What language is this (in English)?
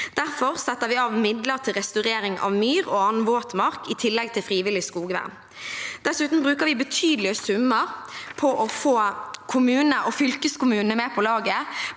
Norwegian